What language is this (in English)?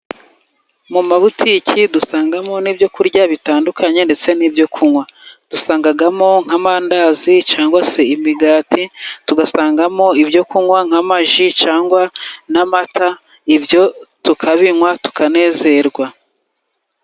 Kinyarwanda